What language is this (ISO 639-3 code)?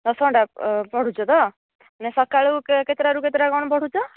ori